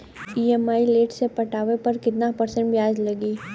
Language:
Bhojpuri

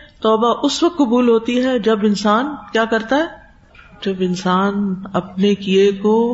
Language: Urdu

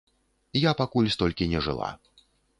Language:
Belarusian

